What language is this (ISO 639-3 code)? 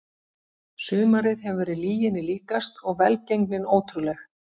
isl